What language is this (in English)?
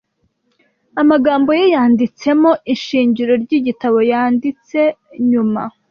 Kinyarwanda